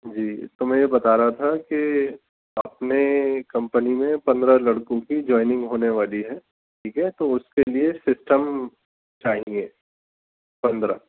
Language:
Urdu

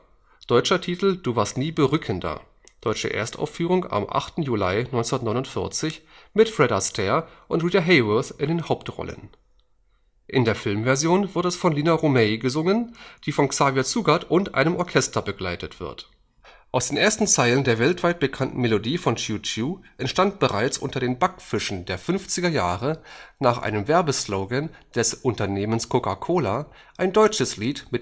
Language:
German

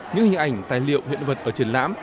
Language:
Vietnamese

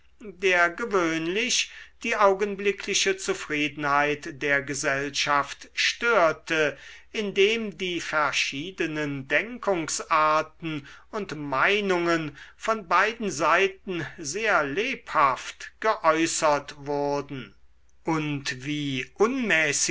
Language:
German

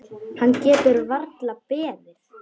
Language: Icelandic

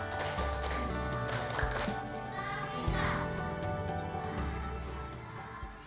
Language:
Indonesian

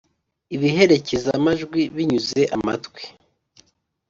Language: Kinyarwanda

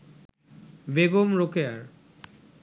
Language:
Bangla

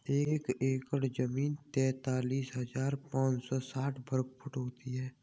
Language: Hindi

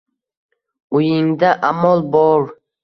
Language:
Uzbek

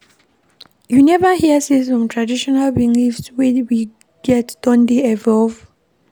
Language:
Nigerian Pidgin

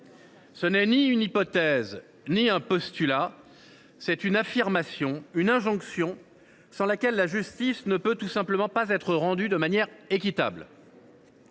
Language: French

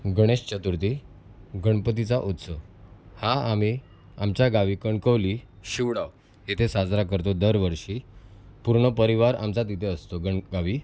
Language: Marathi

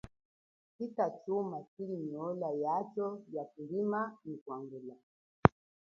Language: Chokwe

